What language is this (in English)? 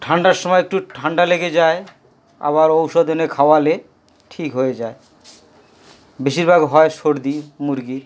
Bangla